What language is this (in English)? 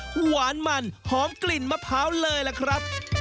Thai